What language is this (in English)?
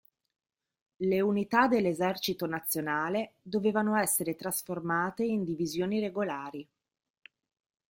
Italian